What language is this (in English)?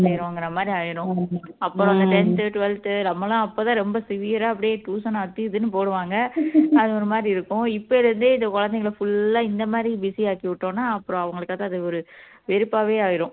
Tamil